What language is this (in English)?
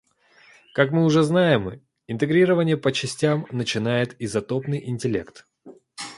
Russian